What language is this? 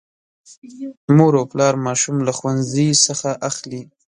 Pashto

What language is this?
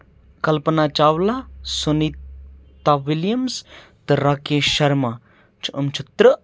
Kashmiri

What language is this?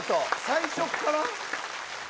Japanese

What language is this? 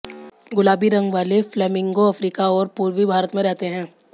Hindi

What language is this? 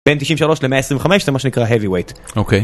Hebrew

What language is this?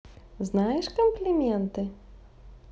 Russian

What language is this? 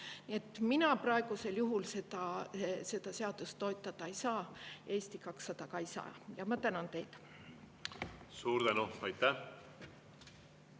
Estonian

